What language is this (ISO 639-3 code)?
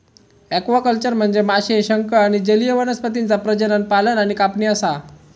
mar